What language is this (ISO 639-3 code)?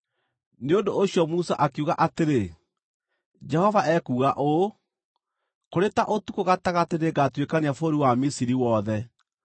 kik